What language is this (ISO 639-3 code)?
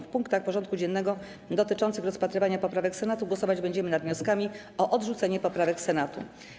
pol